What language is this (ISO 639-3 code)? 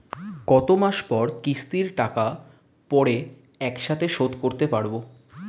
ben